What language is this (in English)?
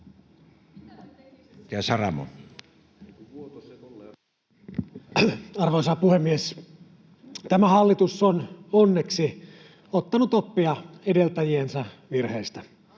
Finnish